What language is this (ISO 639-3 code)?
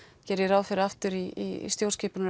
isl